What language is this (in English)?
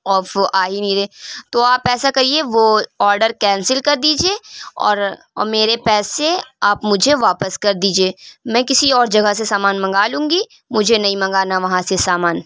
Urdu